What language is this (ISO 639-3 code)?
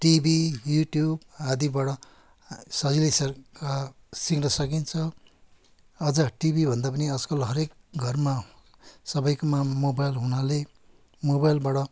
nep